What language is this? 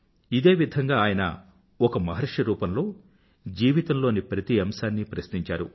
Telugu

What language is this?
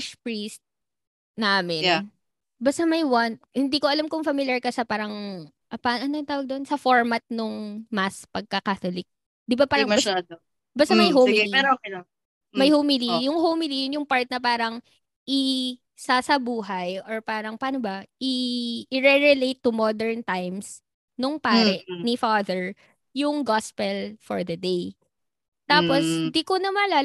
Filipino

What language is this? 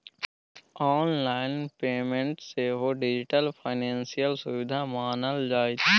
Maithili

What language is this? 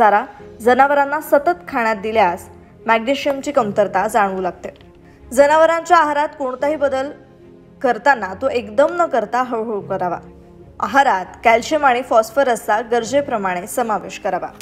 Hindi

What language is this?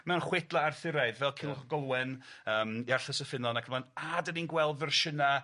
Welsh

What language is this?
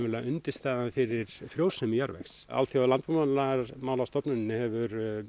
Icelandic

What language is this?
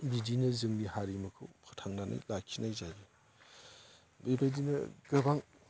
Bodo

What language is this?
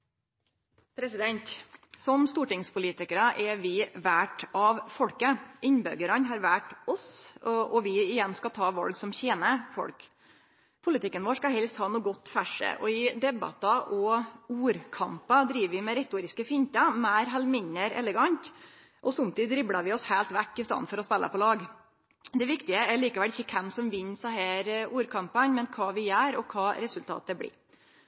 Norwegian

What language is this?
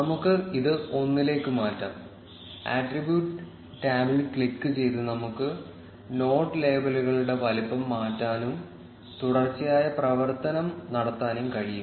Malayalam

